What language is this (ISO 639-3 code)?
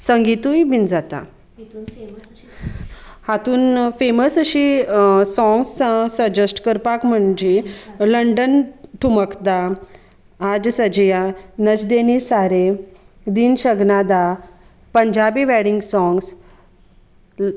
kok